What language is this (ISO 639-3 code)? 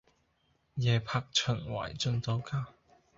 yue